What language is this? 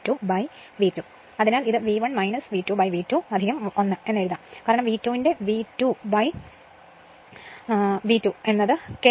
Malayalam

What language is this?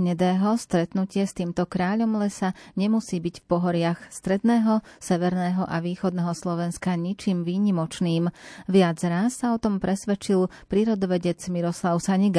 Slovak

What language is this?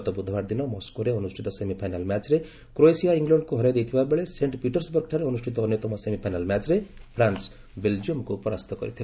Odia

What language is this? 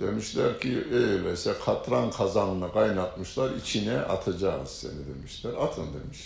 Turkish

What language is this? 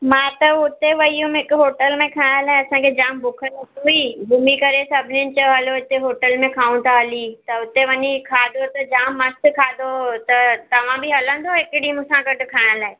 Sindhi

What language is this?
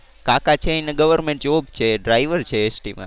Gujarati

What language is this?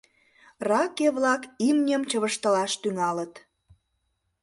Mari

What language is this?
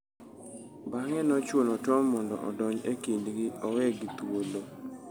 Luo (Kenya and Tanzania)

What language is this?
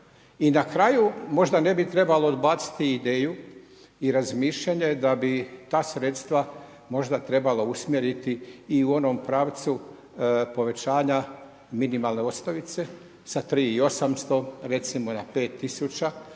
Croatian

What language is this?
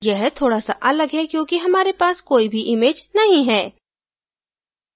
Hindi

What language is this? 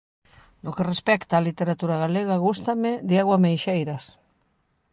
Galician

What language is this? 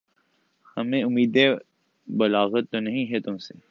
Urdu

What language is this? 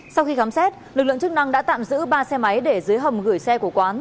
Vietnamese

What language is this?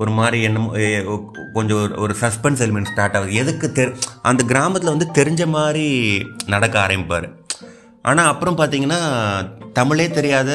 Tamil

